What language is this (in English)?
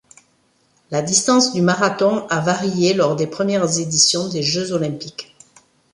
French